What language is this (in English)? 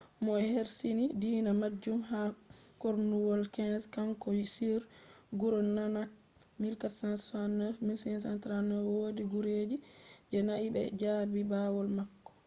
Fula